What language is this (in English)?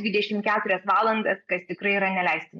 Lithuanian